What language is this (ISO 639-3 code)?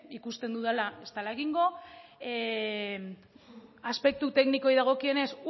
eus